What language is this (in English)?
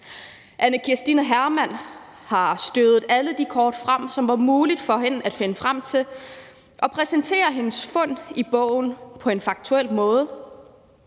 Danish